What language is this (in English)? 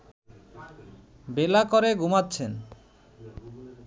Bangla